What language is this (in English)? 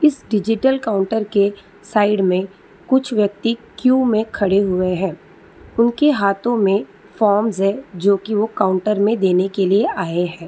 Hindi